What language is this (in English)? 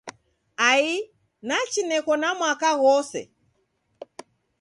Taita